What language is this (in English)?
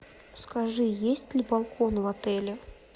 Russian